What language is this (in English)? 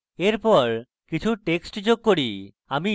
Bangla